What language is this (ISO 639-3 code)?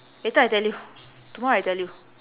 eng